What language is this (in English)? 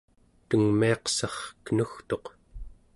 Central Yupik